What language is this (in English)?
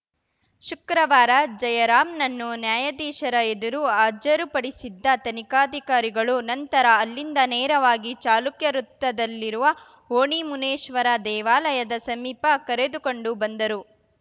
Kannada